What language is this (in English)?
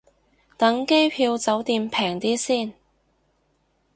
Cantonese